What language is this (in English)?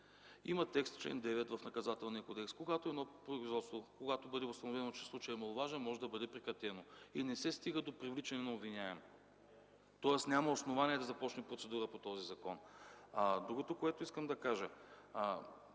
Bulgarian